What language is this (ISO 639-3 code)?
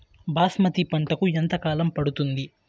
tel